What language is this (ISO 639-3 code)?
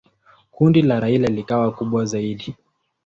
swa